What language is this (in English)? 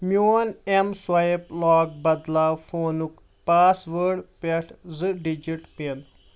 Kashmiri